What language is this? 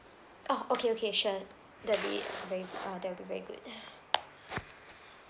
English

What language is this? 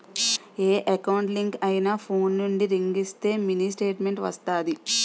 Telugu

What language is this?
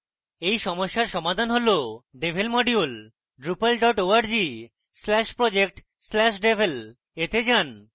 Bangla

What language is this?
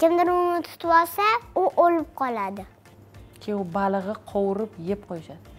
Turkish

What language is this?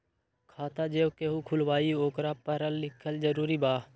Magahi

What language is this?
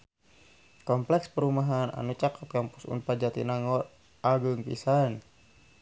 Sundanese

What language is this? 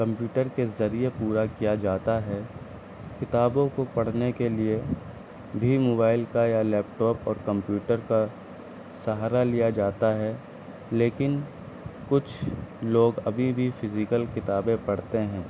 Urdu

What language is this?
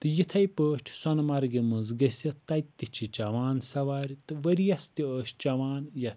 Kashmiri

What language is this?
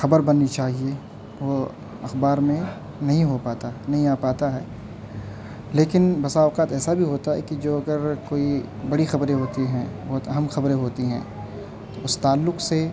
Urdu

